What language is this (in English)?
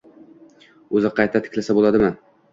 Uzbek